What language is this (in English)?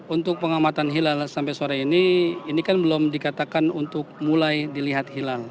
Indonesian